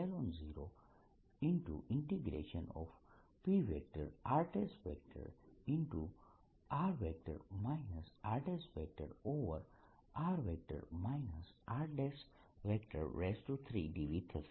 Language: Gujarati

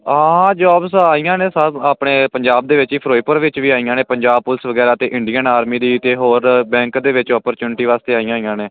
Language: Punjabi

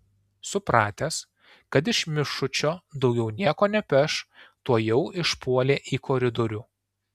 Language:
Lithuanian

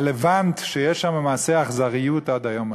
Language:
Hebrew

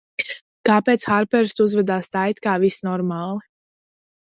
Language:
Latvian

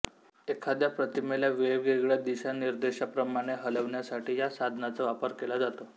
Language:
Marathi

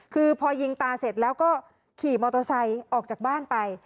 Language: Thai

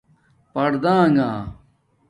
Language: Domaaki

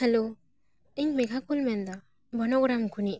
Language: Santali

